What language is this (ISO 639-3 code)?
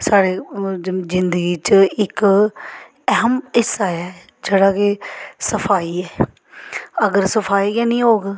doi